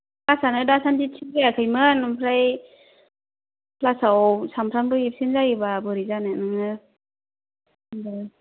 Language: Bodo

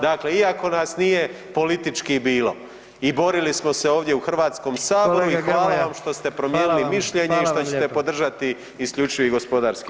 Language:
Croatian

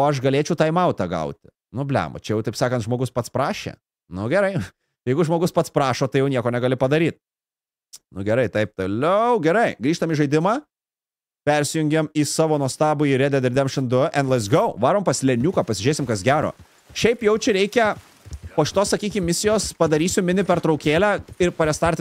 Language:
Lithuanian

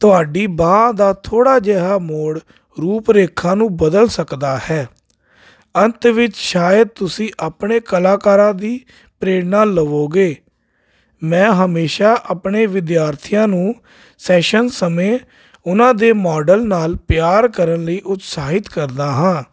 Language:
Punjabi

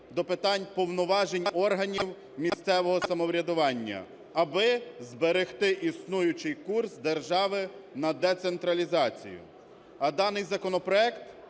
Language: Ukrainian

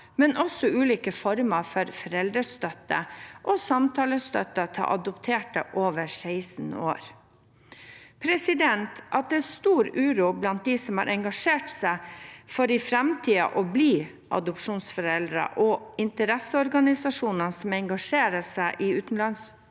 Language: Norwegian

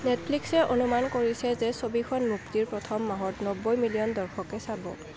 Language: Assamese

